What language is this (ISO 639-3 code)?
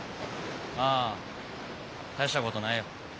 jpn